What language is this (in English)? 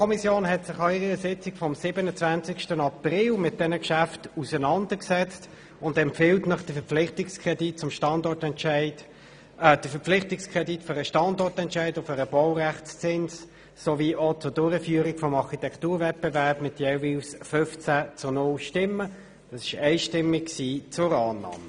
Swiss German